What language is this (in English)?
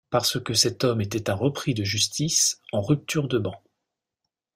French